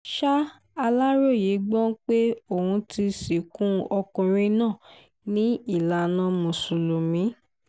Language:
Yoruba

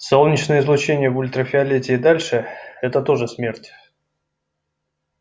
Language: Russian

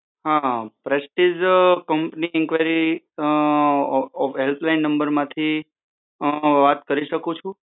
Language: Gujarati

